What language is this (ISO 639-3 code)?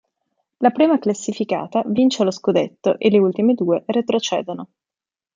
ita